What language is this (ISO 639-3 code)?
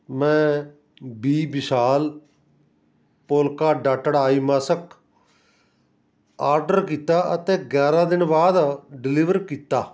pan